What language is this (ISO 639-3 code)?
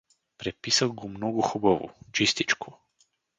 bul